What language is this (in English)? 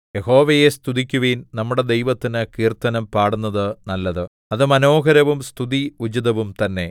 Malayalam